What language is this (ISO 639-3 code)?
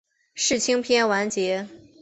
zho